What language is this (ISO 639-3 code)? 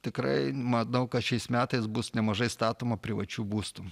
lit